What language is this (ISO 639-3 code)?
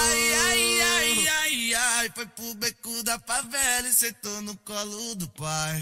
ron